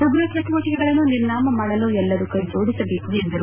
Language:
Kannada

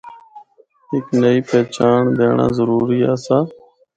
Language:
Northern Hindko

